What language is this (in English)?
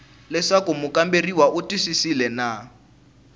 Tsonga